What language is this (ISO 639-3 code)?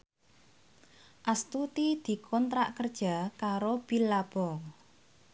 jav